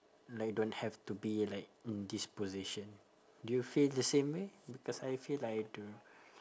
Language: English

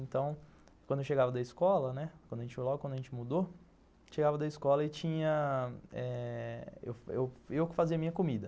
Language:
Portuguese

